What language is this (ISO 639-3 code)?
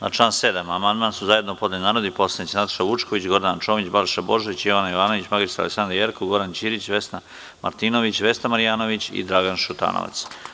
srp